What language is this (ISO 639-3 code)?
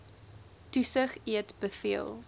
afr